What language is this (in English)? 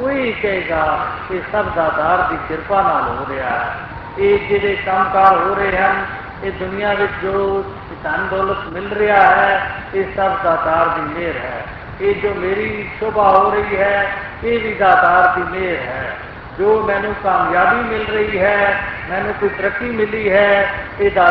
Hindi